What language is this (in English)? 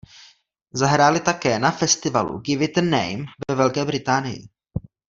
Czech